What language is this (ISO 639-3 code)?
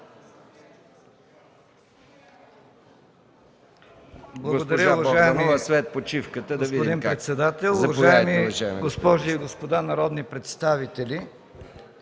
bul